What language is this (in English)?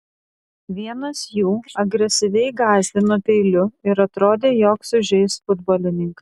Lithuanian